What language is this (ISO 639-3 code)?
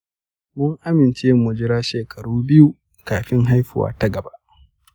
hau